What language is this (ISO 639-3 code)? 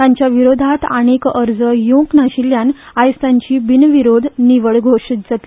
kok